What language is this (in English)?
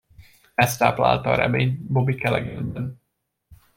Hungarian